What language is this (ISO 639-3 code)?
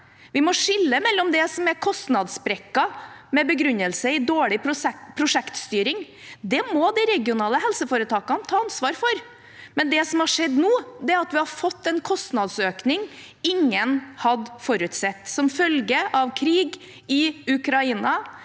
nor